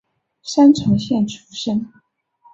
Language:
Chinese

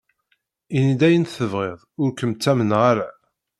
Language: Kabyle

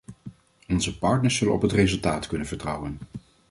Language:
Dutch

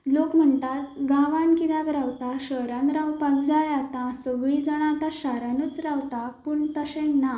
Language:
Konkani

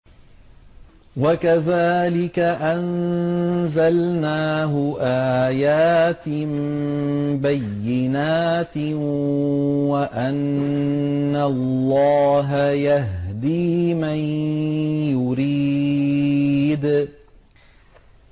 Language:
Arabic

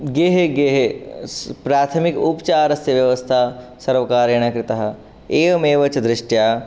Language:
Sanskrit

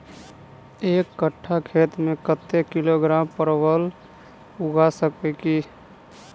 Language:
Maithili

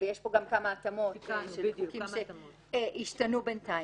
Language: Hebrew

